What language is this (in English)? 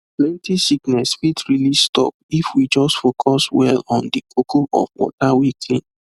Nigerian Pidgin